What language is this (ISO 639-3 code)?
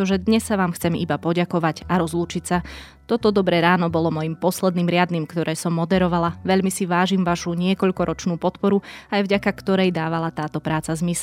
slk